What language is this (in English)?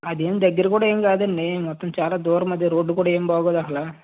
Telugu